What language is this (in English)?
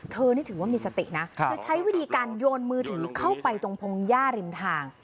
Thai